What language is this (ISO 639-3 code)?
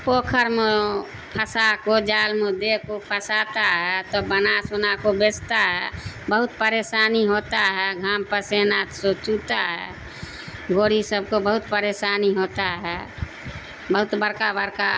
urd